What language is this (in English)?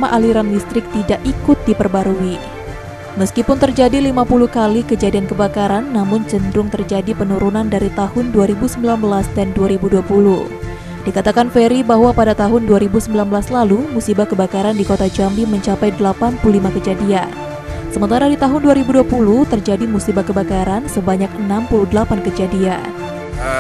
Indonesian